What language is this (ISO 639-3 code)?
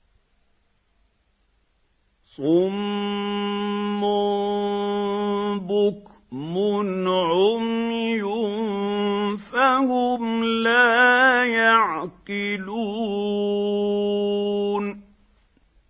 ara